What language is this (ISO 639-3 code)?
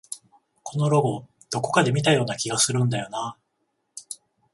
jpn